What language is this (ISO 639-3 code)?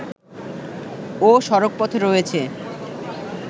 ben